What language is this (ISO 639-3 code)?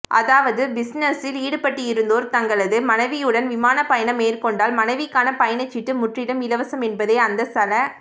tam